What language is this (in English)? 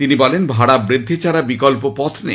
Bangla